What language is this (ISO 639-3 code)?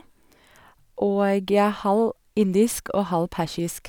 nor